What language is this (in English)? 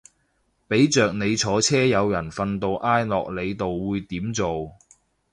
Cantonese